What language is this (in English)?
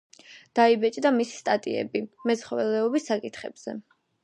Georgian